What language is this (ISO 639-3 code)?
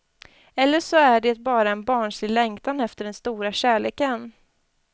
swe